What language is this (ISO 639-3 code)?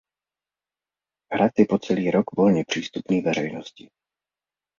ces